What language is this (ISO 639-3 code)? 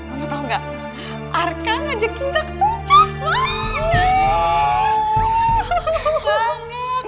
ind